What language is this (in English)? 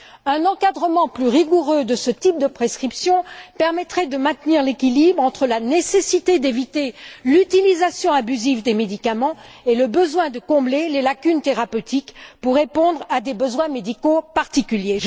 French